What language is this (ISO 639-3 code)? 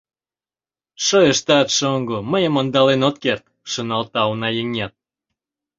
chm